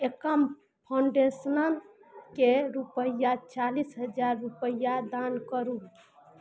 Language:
Maithili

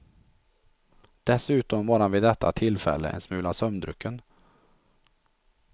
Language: Swedish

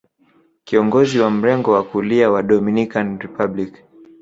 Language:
Swahili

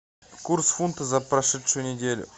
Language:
Russian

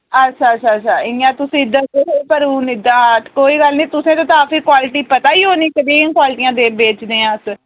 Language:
Dogri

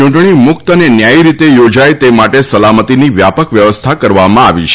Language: Gujarati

